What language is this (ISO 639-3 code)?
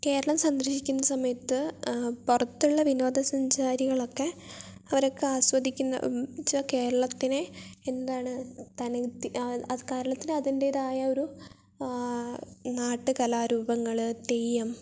mal